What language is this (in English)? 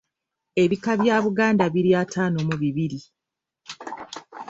Ganda